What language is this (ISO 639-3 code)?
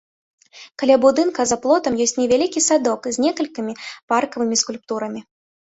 bel